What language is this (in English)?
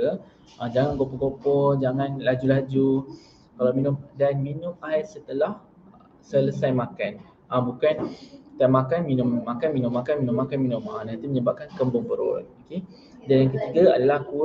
Malay